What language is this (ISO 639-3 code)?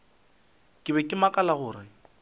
nso